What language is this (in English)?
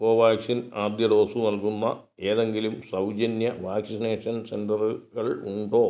Malayalam